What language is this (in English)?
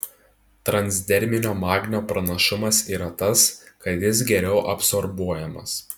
Lithuanian